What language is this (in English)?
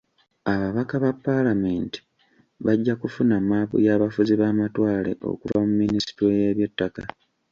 Ganda